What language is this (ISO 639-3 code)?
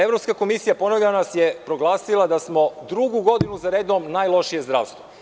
srp